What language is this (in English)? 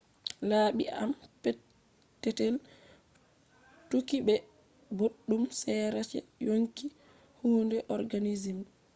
Fula